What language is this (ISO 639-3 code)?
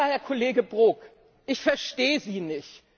deu